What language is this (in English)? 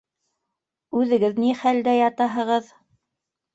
Bashkir